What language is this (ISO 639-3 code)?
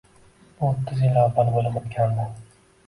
uzb